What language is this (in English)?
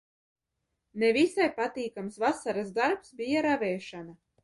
Latvian